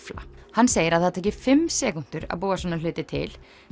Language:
Icelandic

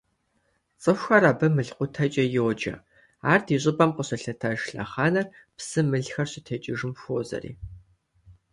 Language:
Kabardian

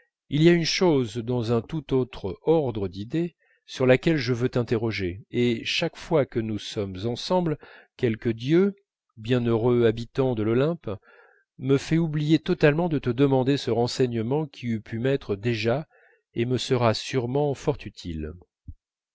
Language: French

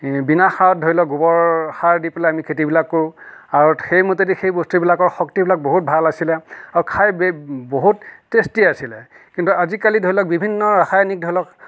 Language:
Assamese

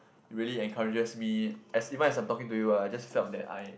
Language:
English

